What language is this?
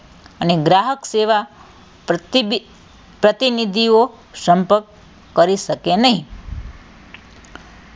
Gujarati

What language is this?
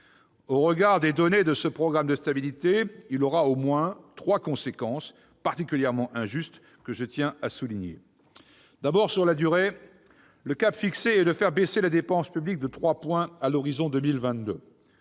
French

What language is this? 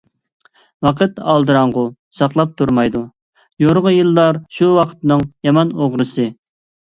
Uyghur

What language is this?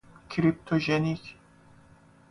Persian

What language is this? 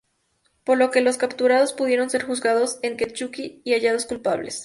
Spanish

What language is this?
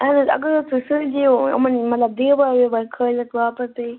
Kashmiri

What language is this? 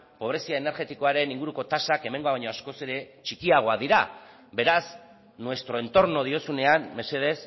Basque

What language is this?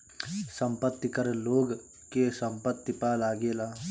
Bhojpuri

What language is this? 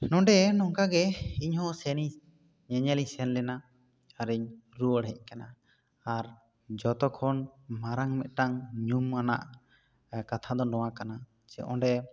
Santali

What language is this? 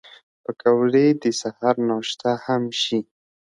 Pashto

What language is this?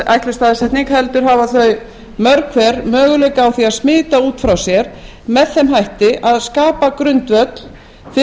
Icelandic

